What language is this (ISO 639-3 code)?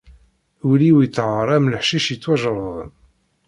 kab